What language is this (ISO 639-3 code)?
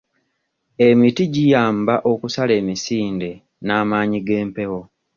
lug